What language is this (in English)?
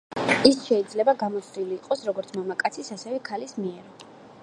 Georgian